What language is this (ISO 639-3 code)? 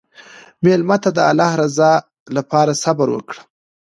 pus